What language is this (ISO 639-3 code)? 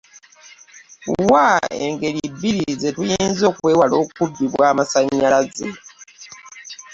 lug